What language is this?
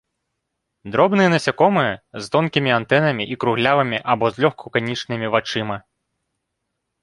Belarusian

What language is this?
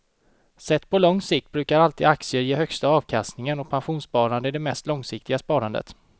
Swedish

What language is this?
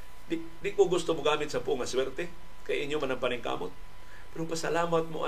Filipino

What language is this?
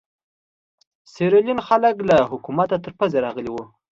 Pashto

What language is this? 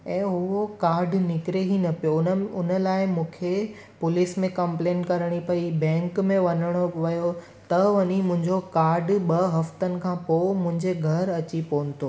Sindhi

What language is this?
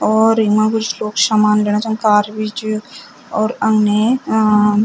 Garhwali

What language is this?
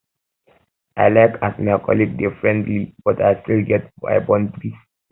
Nigerian Pidgin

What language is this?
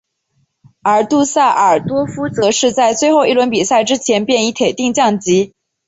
Chinese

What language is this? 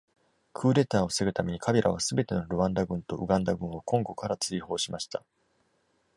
Japanese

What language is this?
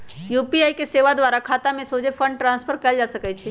Magahi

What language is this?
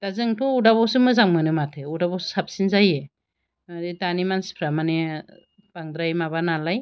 Bodo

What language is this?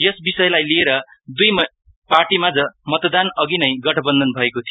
Nepali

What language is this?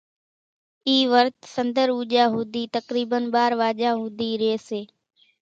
Kachi Koli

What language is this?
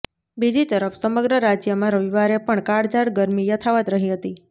Gujarati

